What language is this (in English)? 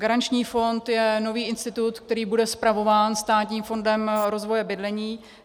Czech